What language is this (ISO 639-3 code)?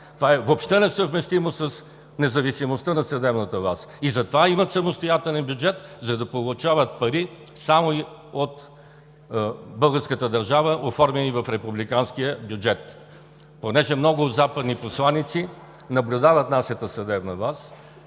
bul